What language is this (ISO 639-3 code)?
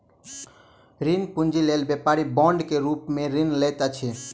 mai